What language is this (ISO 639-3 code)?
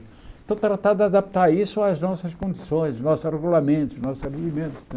por